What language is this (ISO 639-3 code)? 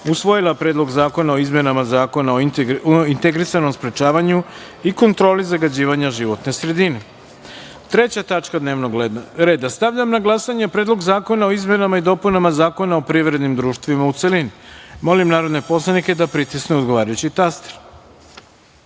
srp